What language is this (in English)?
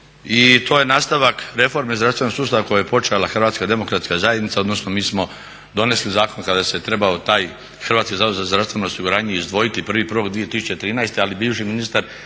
Croatian